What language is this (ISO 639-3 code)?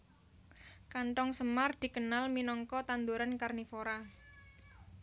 jav